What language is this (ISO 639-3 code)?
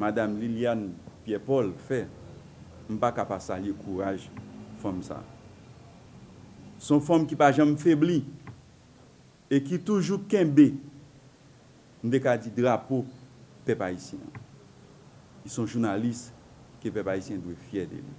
fra